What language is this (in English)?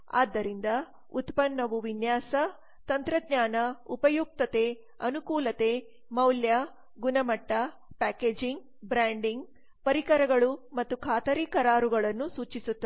Kannada